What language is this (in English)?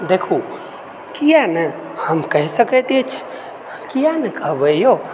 Maithili